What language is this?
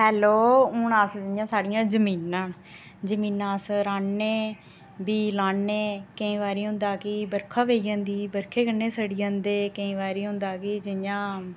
Dogri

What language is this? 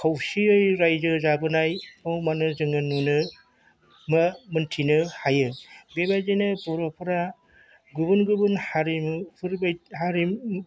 Bodo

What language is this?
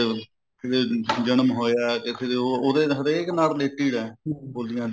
Punjabi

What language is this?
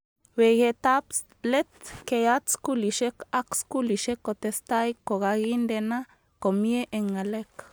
Kalenjin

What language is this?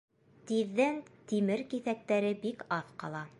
Bashkir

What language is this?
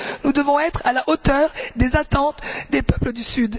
French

